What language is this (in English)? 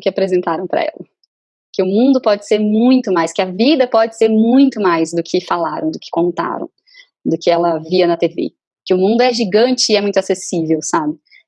Portuguese